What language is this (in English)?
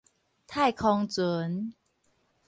Min Nan Chinese